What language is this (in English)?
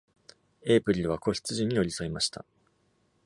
Japanese